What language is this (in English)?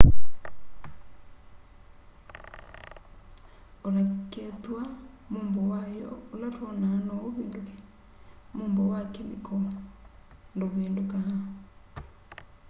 Kamba